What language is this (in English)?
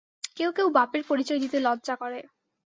Bangla